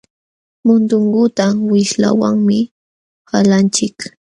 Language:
Jauja Wanca Quechua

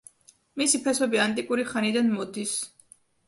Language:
Georgian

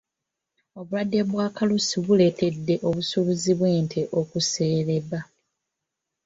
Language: Ganda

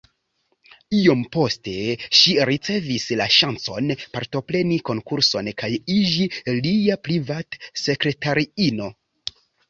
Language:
Esperanto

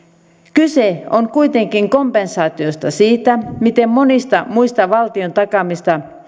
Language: Finnish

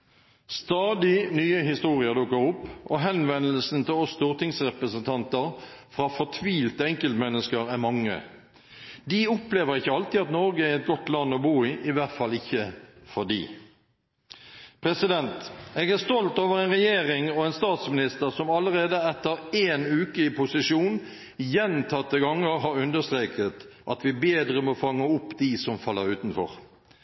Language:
Norwegian Bokmål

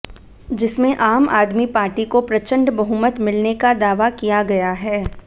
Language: Hindi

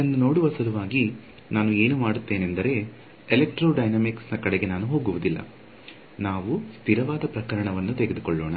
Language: Kannada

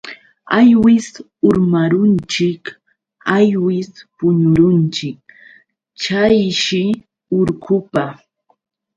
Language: Yauyos Quechua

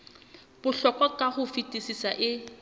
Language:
Southern Sotho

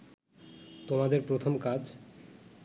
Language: Bangla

